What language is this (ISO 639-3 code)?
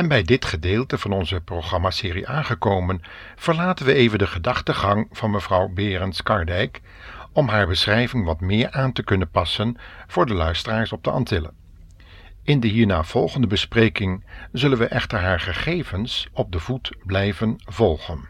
nld